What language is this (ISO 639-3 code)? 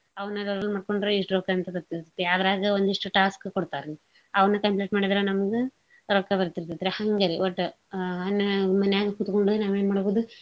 kan